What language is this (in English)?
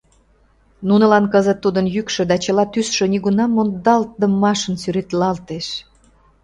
Mari